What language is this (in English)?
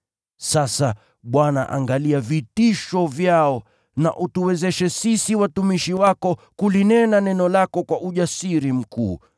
Swahili